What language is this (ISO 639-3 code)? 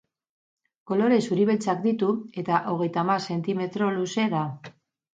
eus